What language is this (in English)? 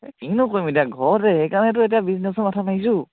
Assamese